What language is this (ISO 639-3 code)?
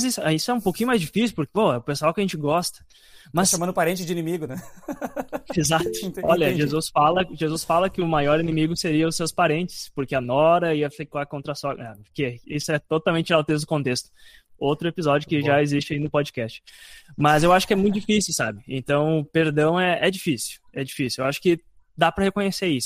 por